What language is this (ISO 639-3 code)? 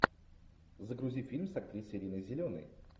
rus